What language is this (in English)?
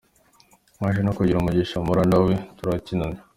Kinyarwanda